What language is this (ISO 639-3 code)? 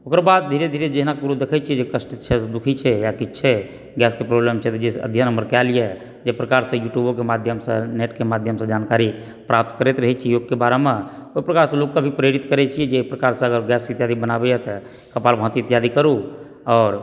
mai